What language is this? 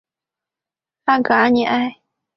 Chinese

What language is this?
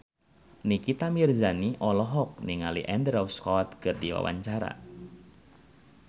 Sundanese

